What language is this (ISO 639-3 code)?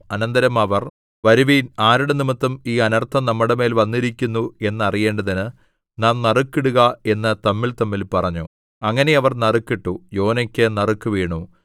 mal